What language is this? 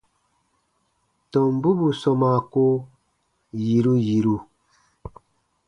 Baatonum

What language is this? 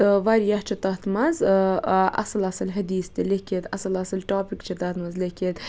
Kashmiri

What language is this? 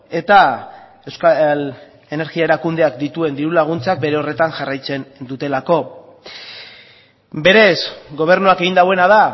Basque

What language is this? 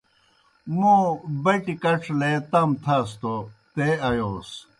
Kohistani Shina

